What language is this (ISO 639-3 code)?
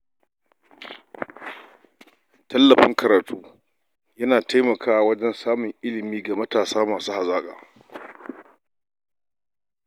hau